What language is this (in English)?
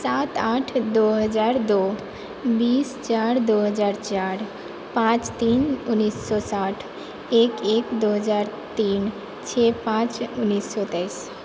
Maithili